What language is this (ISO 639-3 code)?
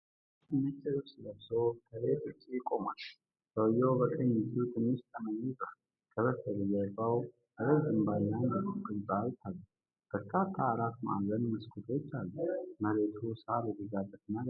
amh